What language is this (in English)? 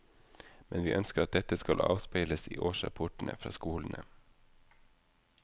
Norwegian